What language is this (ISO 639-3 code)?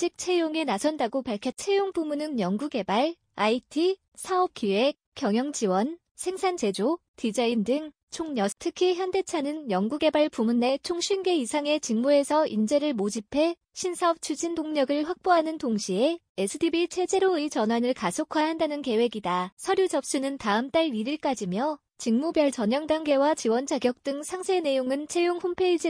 kor